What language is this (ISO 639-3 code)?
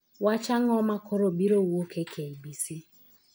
luo